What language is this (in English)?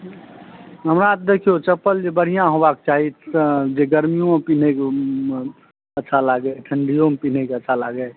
Maithili